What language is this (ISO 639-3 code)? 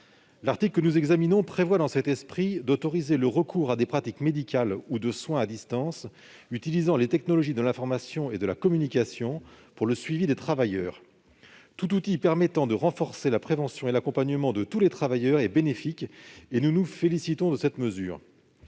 fra